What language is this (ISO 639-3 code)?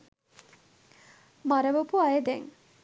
sin